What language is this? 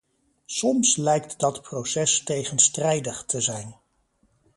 Dutch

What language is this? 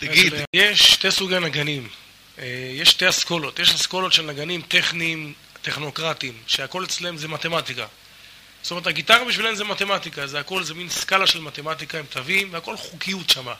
Hebrew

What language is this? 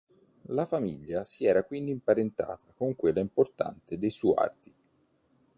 Italian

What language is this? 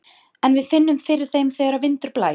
Icelandic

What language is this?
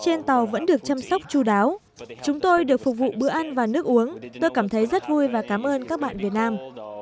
Vietnamese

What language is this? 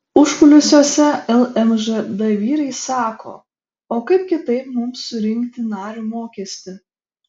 Lithuanian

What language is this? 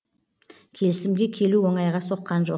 Kazakh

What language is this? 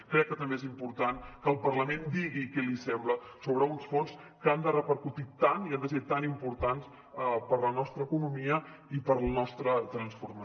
Catalan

